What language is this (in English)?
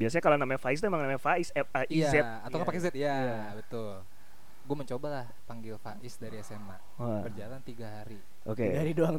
Indonesian